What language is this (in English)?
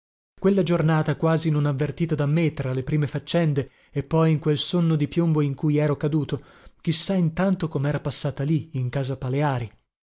Italian